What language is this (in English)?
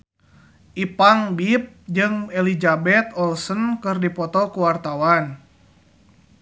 Sundanese